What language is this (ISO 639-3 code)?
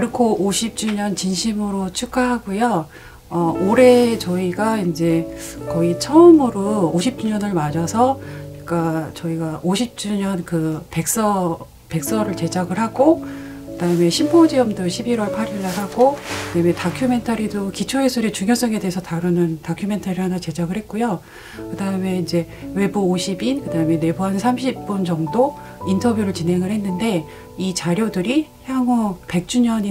kor